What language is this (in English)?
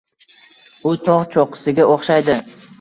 Uzbek